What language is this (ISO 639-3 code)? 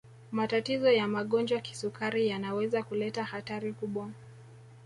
swa